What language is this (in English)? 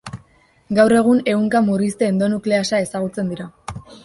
Basque